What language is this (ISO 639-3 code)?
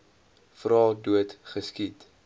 afr